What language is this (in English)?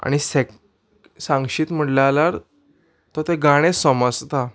Konkani